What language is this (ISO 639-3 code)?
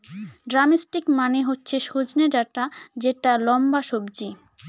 ben